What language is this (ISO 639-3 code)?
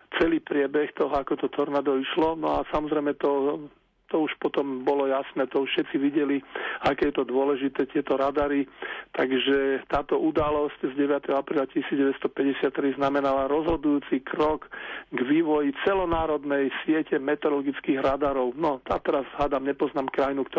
slk